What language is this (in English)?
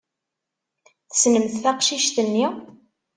Kabyle